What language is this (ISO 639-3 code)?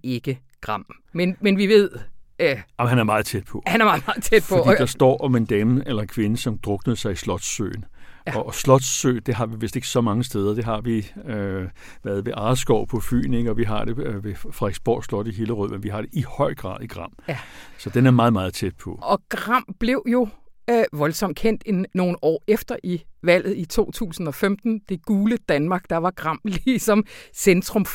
dan